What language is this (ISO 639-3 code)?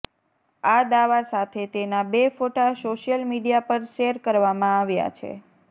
guj